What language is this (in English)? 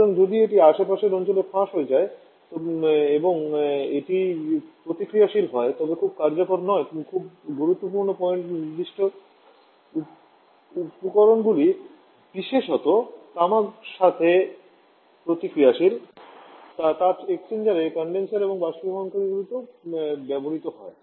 Bangla